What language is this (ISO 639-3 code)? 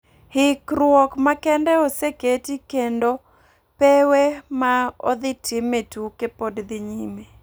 luo